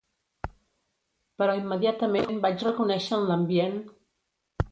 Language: Catalan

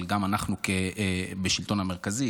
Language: Hebrew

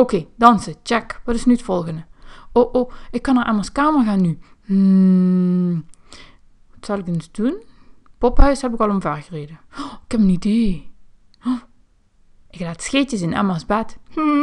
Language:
Dutch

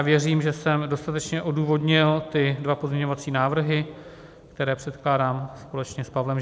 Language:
Czech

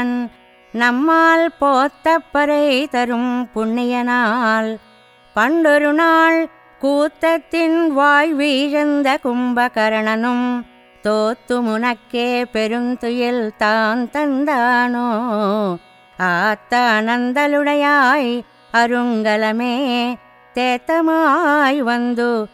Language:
Telugu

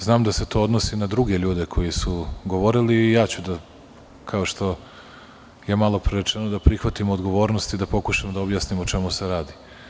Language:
Serbian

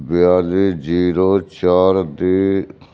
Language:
Punjabi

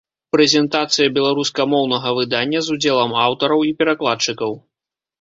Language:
Belarusian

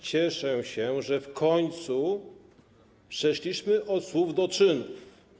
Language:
Polish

